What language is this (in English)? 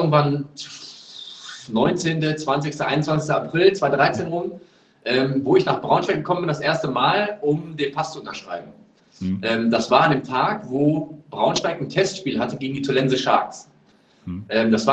German